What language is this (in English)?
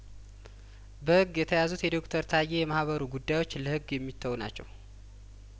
Amharic